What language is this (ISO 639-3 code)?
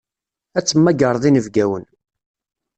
kab